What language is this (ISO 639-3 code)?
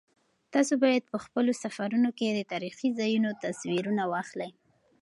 pus